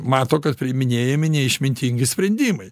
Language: Lithuanian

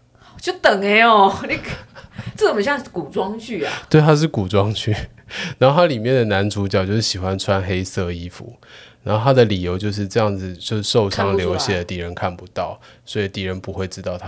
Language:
Chinese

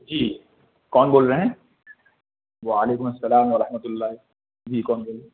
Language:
Urdu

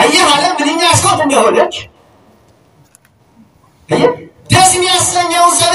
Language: Turkish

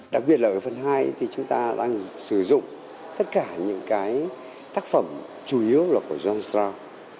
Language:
Vietnamese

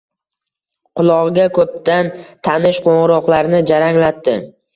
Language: Uzbek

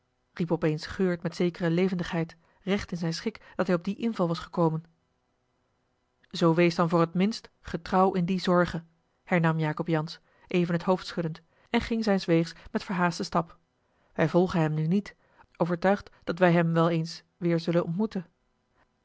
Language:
Dutch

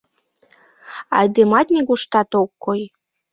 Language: Mari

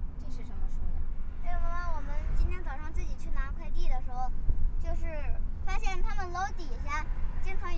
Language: Chinese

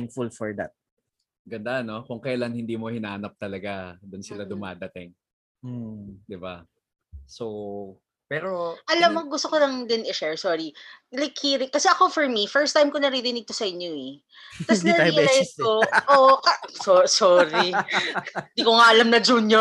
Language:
Filipino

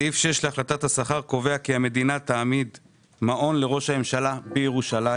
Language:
Hebrew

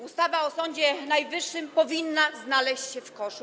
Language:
Polish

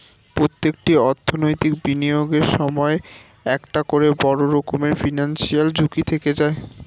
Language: Bangla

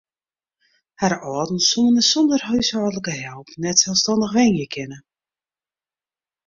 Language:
Western Frisian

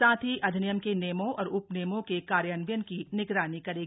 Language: Hindi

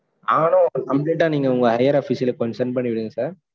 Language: Tamil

